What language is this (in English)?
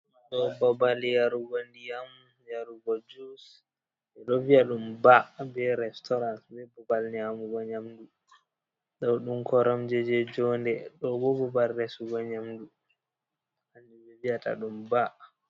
Fula